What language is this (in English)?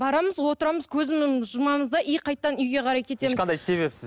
Kazakh